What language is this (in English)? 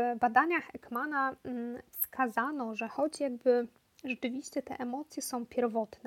Polish